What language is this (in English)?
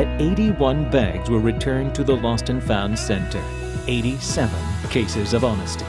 English